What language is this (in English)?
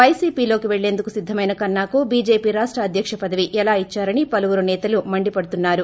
Telugu